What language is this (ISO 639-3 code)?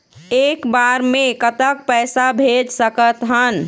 hne